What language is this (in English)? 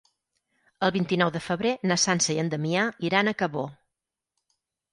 Catalan